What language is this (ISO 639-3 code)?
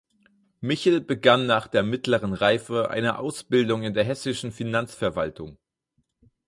deu